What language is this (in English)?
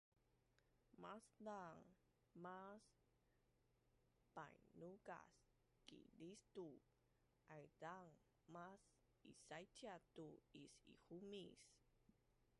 Bunun